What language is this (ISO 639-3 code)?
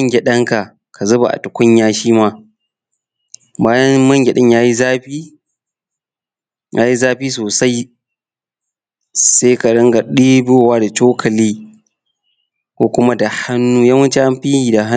hau